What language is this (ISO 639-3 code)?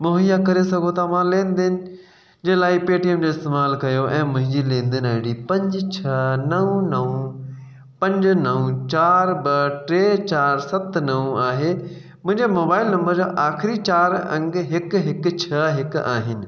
snd